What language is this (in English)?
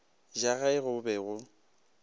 Northern Sotho